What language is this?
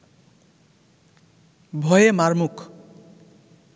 Bangla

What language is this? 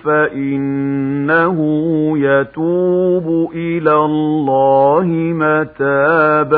Arabic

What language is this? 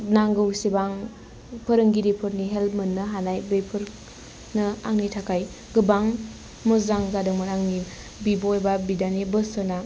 Bodo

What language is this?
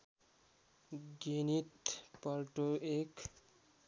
Nepali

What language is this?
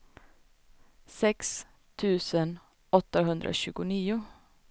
Swedish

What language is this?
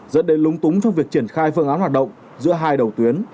Vietnamese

